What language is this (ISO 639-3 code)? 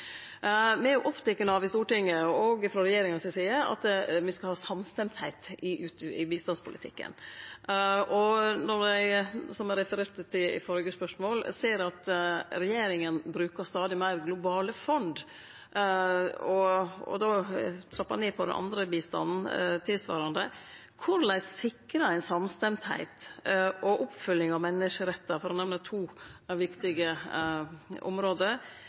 nno